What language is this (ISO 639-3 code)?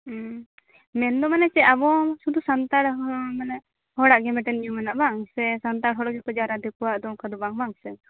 sat